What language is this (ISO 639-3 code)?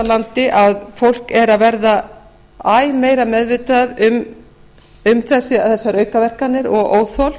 isl